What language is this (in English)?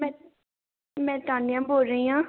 Punjabi